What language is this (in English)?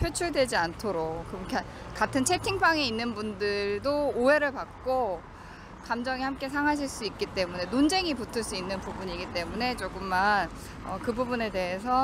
Korean